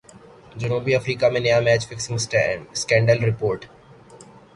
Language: Urdu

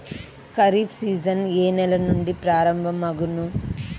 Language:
Telugu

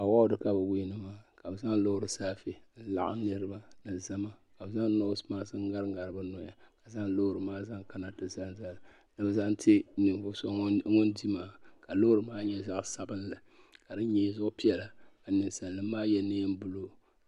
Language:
Dagbani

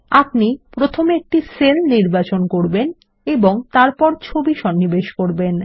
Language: Bangla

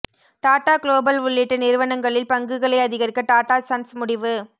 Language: Tamil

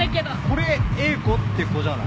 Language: Japanese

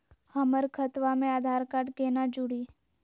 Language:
Magahi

